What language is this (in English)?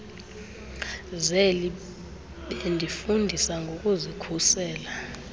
Xhosa